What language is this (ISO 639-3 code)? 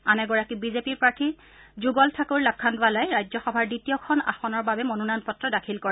asm